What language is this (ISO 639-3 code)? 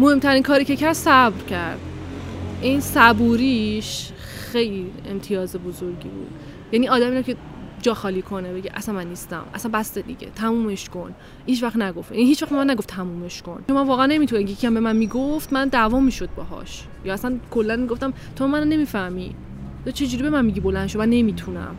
fas